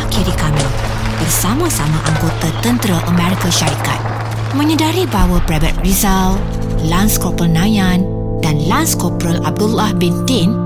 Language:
Malay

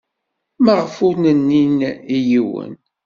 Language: Kabyle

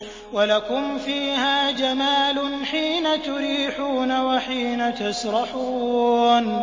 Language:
Arabic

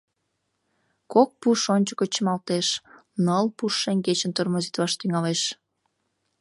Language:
Mari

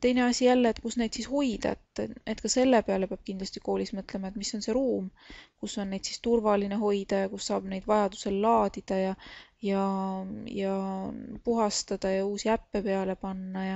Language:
Finnish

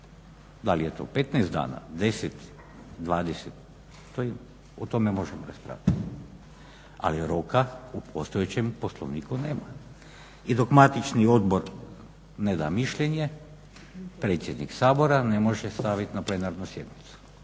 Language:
Croatian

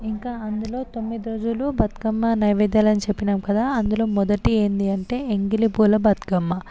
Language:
Telugu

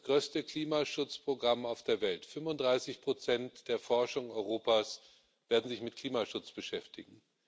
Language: German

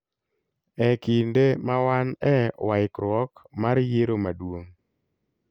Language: Luo (Kenya and Tanzania)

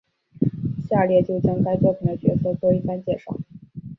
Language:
Chinese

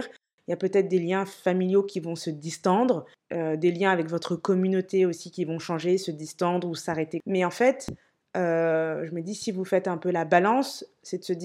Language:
French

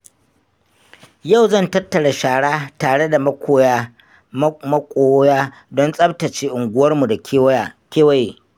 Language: Hausa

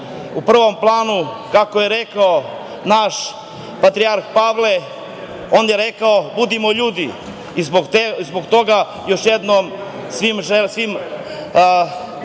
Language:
Serbian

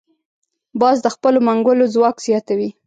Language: Pashto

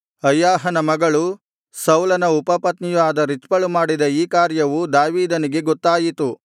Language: Kannada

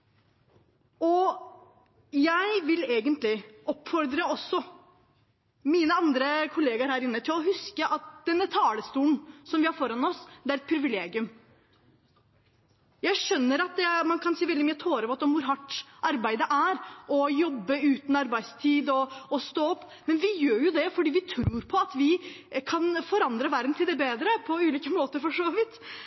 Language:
Norwegian Bokmål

